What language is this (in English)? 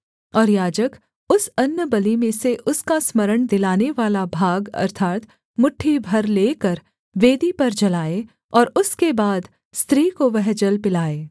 Hindi